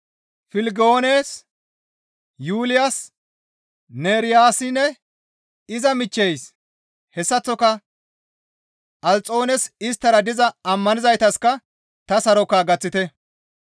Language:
Gamo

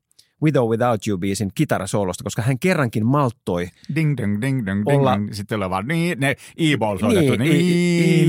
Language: Finnish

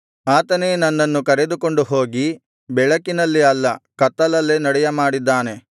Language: Kannada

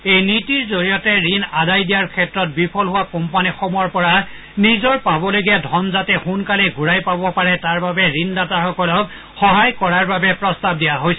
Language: Assamese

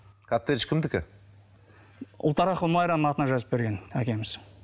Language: Kazakh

